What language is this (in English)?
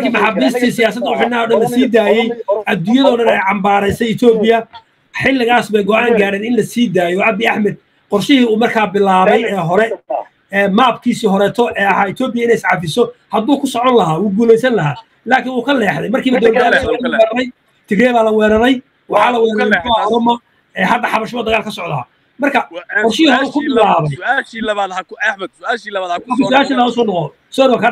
Arabic